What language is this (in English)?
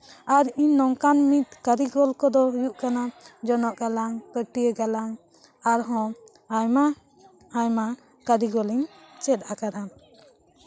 Santali